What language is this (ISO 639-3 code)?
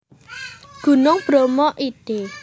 jav